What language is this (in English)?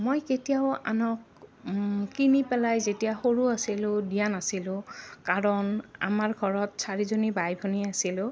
Assamese